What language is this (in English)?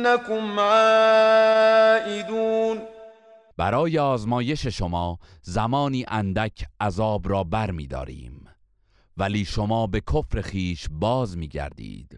Persian